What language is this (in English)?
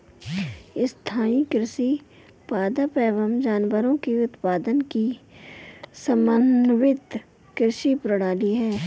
Hindi